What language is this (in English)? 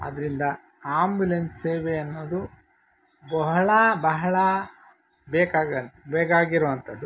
Kannada